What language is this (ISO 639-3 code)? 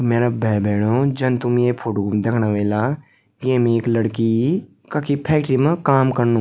gbm